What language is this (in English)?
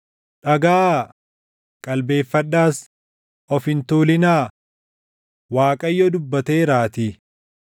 Oromo